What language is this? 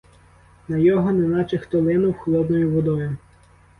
Ukrainian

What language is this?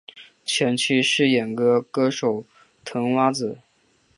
Chinese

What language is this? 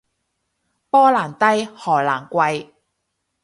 Cantonese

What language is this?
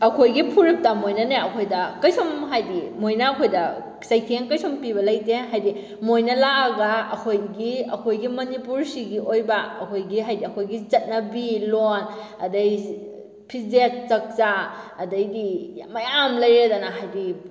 Manipuri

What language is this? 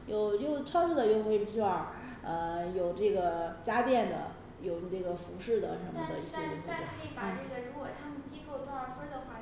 Chinese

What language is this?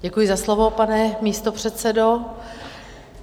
Czech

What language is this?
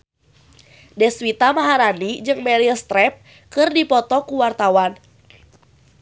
Sundanese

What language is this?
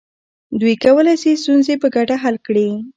Pashto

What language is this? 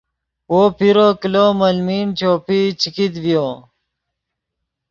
Yidgha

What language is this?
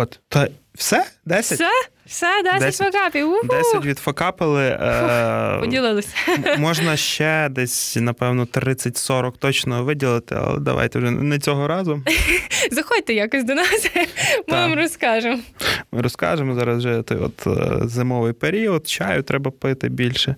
Ukrainian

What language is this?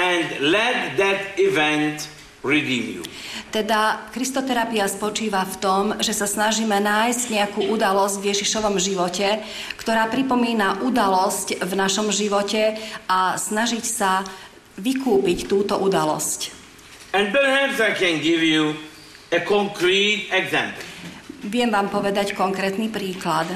Slovak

